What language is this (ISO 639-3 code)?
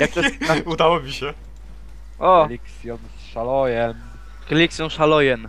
pol